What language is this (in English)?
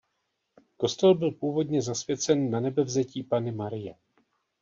Czech